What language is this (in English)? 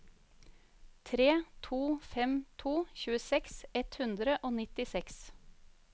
Norwegian